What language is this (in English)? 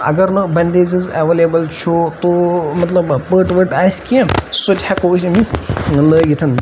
Kashmiri